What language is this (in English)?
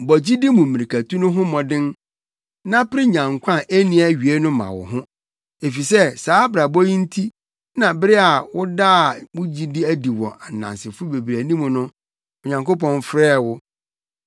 Akan